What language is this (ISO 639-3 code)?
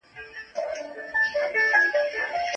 pus